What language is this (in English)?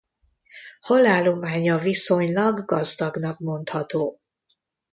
Hungarian